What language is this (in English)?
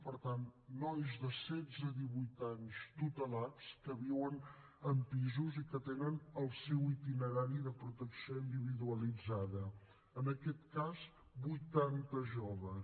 Catalan